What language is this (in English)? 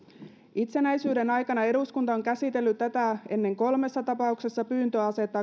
Finnish